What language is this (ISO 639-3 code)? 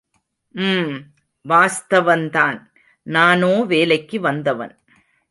tam